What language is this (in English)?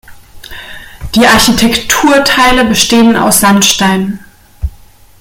German